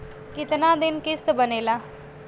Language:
Bhojpuri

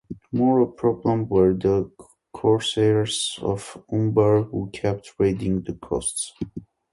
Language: English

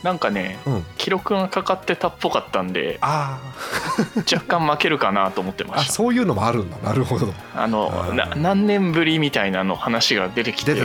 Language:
Japanese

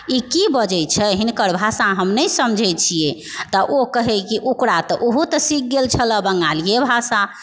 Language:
Maithili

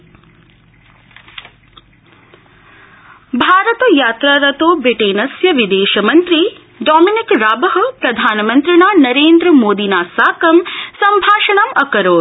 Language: Sanskrit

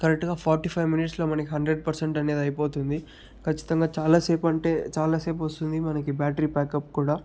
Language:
Telugu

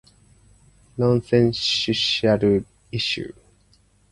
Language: Japanese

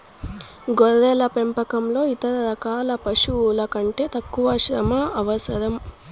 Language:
Telugu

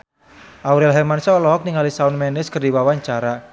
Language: Sundanese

